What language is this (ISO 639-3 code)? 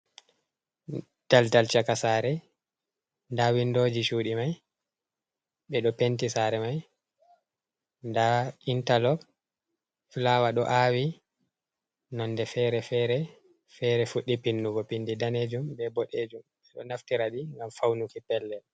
ful